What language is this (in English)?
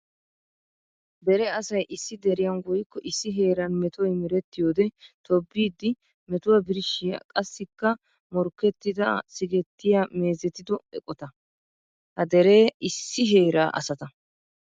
Wolaytta